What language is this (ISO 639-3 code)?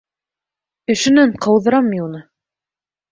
bak